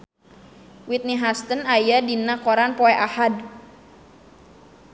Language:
Sundanese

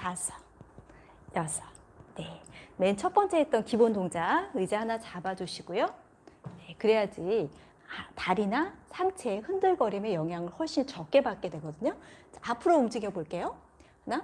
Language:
Korean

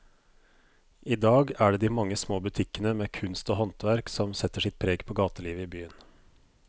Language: Norwegian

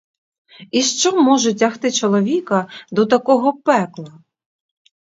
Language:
Ukrainian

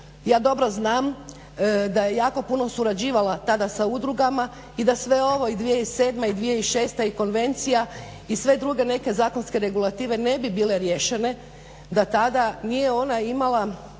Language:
Croatian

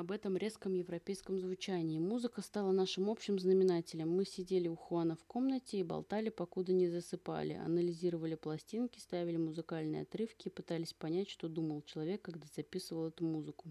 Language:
Russian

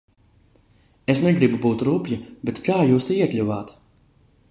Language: Latvian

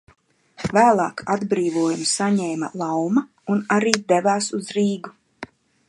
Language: Latvian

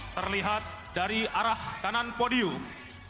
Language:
Indonesian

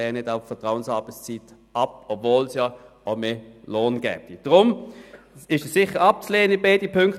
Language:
Swiss German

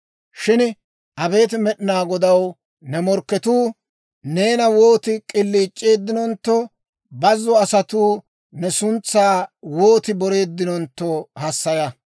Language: Dawro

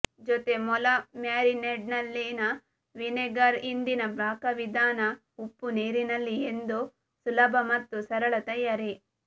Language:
Kannada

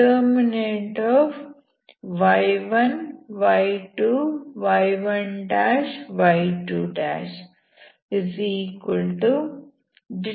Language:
Kannada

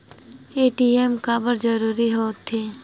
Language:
Chhattisgarhi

